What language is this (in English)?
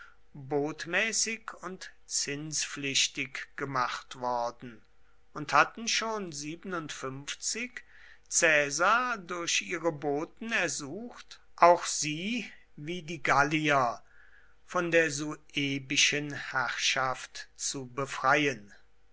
German